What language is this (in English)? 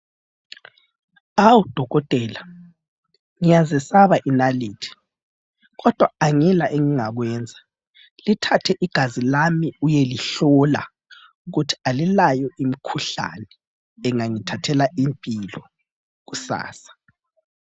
North Ndebele